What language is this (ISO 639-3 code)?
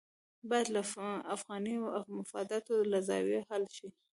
pus